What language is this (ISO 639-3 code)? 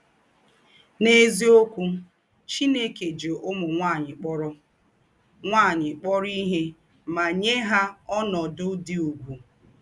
ibo